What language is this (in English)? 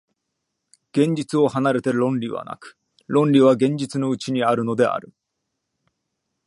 Japanese